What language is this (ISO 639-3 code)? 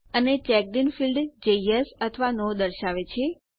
guj